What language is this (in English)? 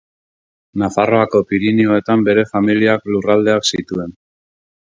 Basque